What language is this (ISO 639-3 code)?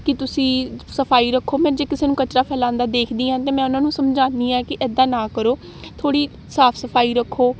pan